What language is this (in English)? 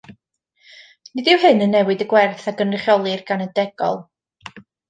Welsh